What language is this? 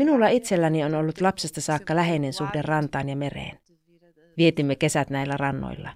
Finnish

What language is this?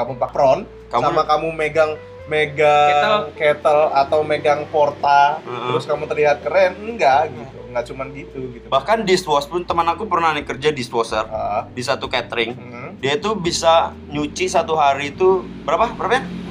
Indonesian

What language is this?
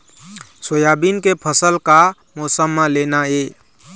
Chhattisgarhi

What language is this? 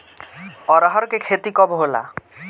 Bhojpuri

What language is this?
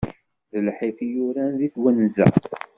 Kabyle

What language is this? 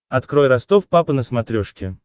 Russian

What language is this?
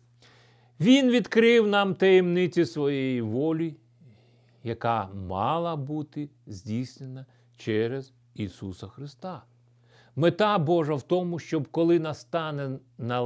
Ukrainian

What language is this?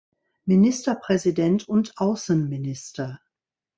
German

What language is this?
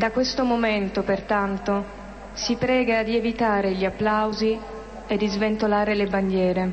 Slovak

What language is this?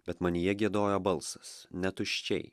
Lithuanian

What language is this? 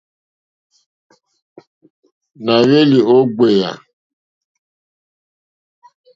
Mokpwe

